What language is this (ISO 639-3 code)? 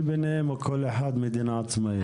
heb